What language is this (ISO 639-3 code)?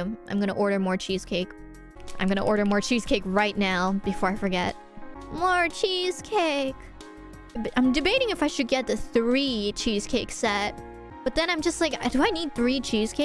eng